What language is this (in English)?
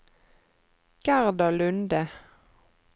Norwegian